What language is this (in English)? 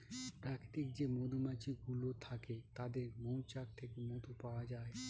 Bangla